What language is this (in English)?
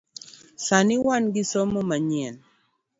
Luo (Kenya and Tanzania)